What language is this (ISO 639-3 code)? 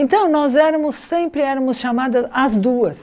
por